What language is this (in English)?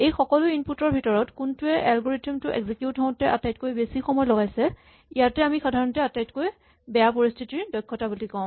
Assamese